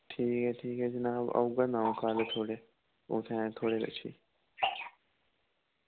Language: Dogri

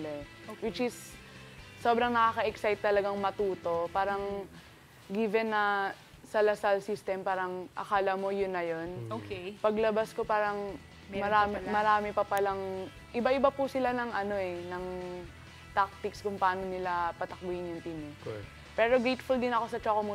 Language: Filipino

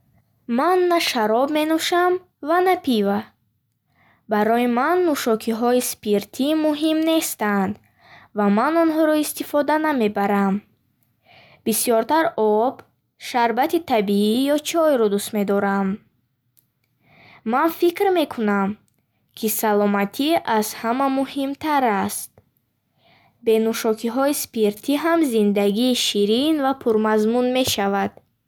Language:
Bukharic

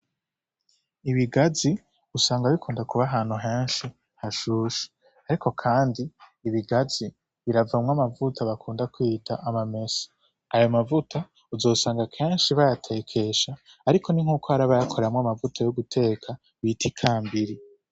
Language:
Rundi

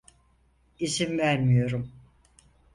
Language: Turkish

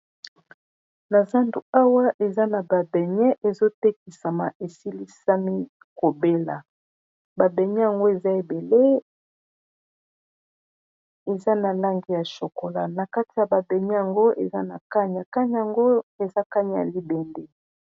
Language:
Lingala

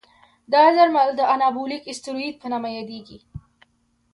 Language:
Pashto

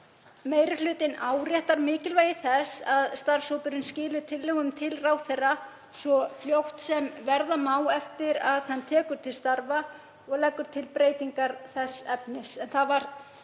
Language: Icelandic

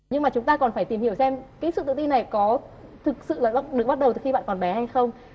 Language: Vietnamese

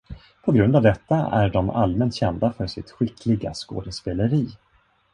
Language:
Swedish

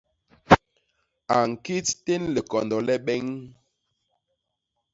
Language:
Basaa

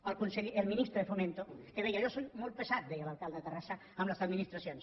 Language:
Catalan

